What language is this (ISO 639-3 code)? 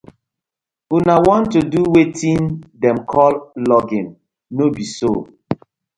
pcm